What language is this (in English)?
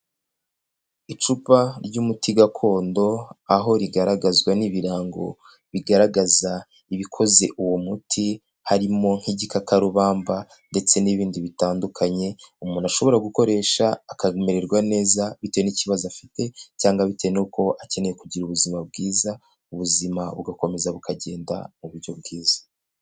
Kinyarwanda